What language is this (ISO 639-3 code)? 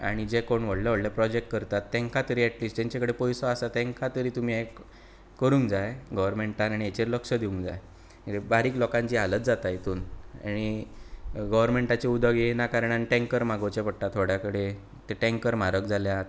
kok